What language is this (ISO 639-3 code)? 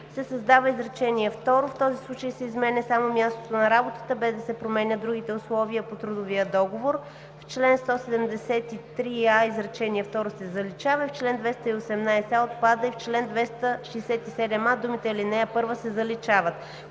bul